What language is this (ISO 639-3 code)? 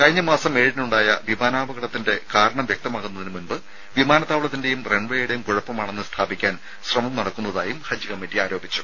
mal